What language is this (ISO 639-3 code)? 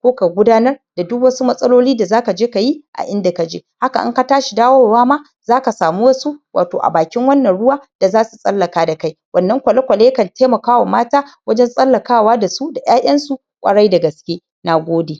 hau